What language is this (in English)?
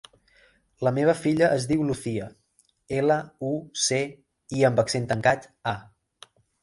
Catalan